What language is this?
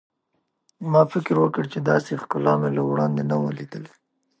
Pashto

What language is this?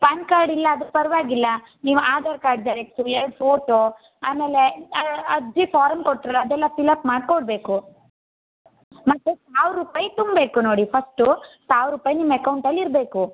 Kannada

